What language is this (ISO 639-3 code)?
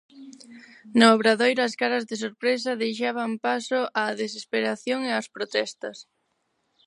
glg